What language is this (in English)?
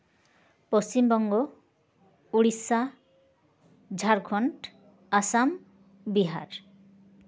Santali